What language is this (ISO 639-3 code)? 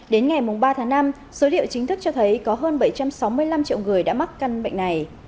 vie